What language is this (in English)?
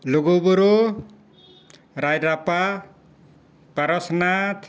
Santali